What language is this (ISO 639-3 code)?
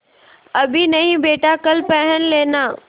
hin